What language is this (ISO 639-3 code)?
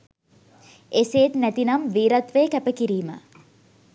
sin